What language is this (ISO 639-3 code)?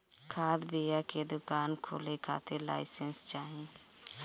bho